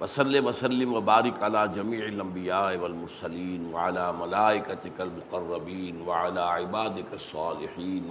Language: Urdu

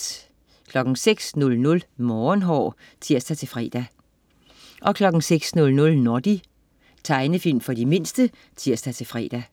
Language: Danish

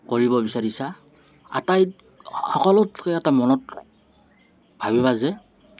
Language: Assamese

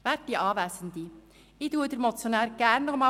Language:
Swiss German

